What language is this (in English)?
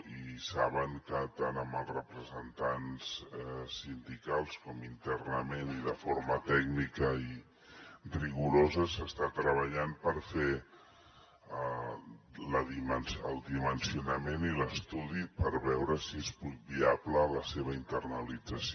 Catalan